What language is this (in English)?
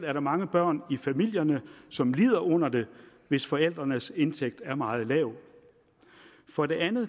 Danish